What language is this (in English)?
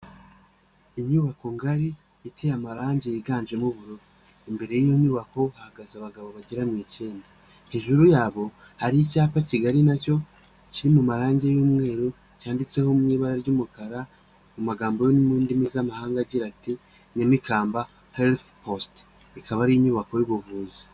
Kinyarwanda